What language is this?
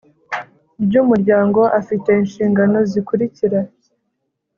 Kinyarwanda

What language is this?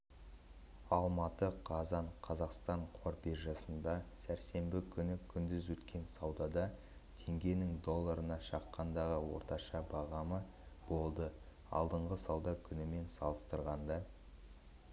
Kazakh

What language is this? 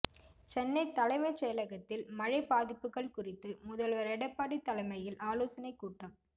Tamil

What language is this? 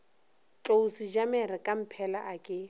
Northern Sotho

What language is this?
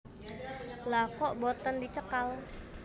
Javanese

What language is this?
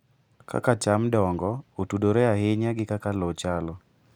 Luo (Kenya and Tanzania)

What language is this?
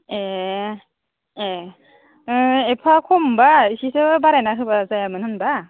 Bodo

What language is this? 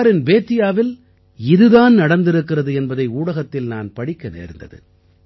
Tamil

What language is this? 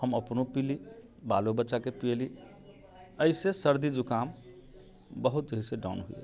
Maithili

